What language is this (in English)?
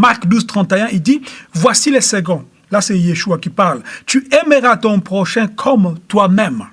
French